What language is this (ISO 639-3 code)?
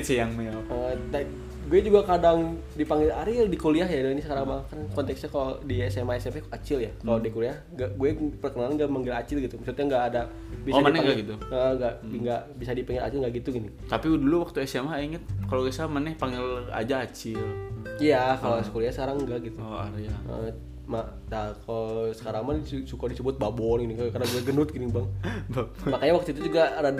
ind